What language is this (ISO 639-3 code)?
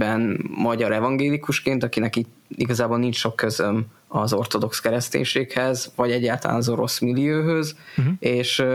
hun